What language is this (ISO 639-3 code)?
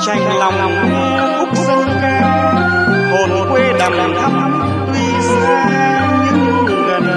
vie